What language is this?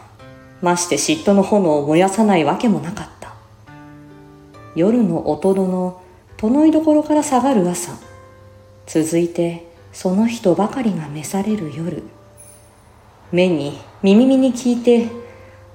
Japanese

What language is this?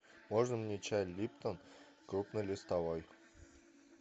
Russian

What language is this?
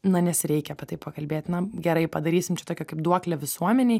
Lithuanian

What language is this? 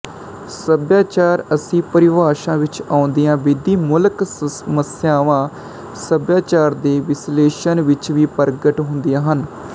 Punjabi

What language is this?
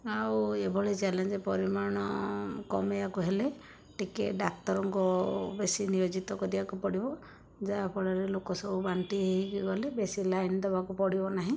Odia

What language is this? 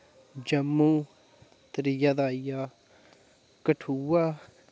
Dogri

